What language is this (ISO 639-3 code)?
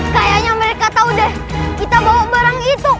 ind